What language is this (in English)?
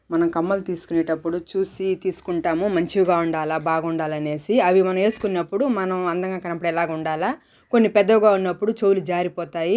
Telugu